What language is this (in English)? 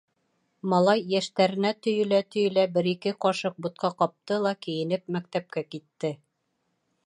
Bashkir